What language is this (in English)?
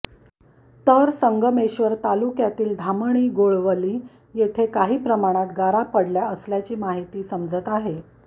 Marathi